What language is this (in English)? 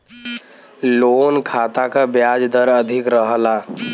Bhojpuri